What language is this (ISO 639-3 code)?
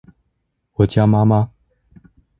zho